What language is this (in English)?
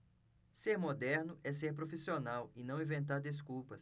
Portuguese